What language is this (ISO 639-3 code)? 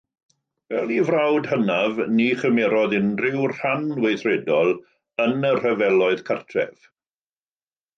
cym